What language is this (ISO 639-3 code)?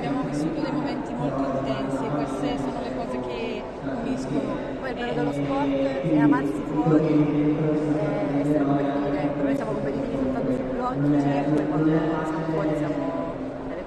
ita